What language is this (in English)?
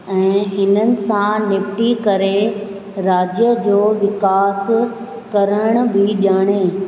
Sindhi